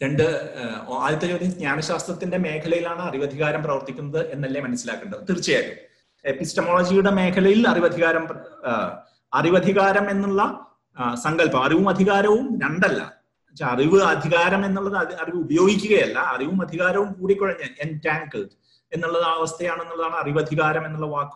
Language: Malayalam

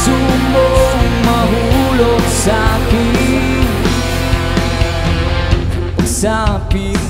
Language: Indonesian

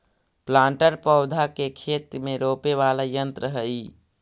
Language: Magahi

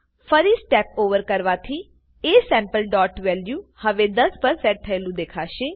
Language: Gujarati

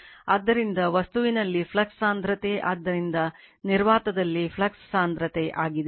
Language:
Kannada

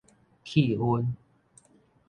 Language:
Min Nan Chinese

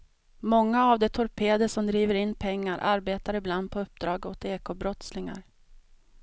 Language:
Swedish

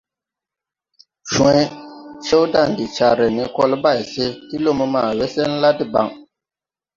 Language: Tupuri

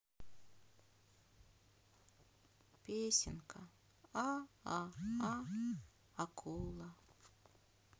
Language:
Russian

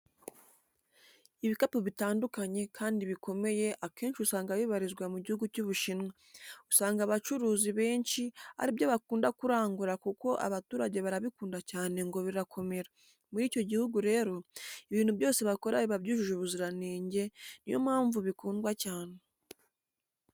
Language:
Kinyarwanda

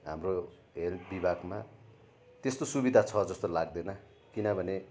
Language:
Nepali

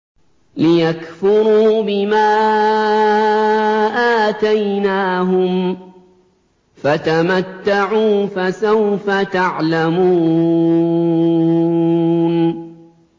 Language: Arabic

